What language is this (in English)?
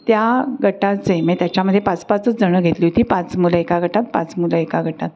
Marathi